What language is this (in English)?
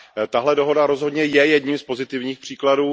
Czech